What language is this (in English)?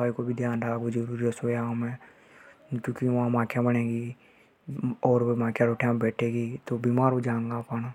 Hadothi